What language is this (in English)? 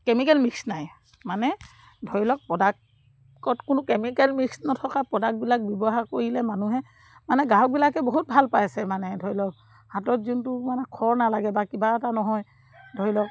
Assamese